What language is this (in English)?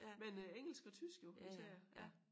Danish